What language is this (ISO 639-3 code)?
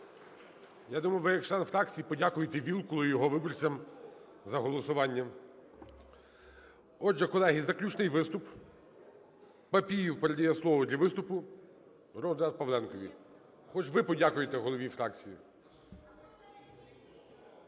ukr